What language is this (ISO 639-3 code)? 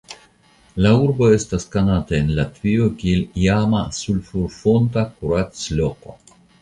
epo